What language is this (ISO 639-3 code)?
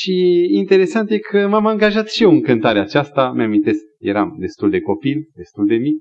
ron